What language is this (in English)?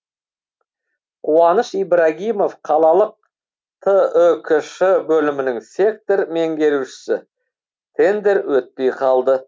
Kazakh